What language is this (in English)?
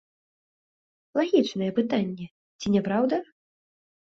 Belarusian